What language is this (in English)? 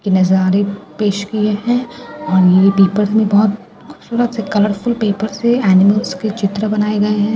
Hindi